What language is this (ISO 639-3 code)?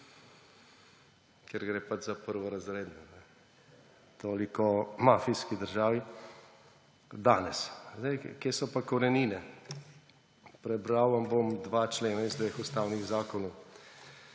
slv